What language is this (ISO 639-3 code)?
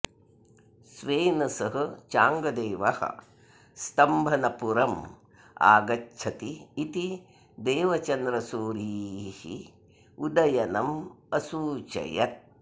san